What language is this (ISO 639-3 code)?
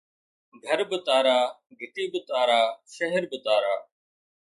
snd